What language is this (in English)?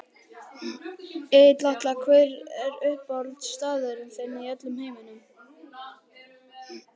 Icelandic